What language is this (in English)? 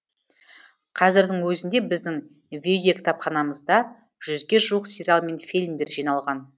Kazakh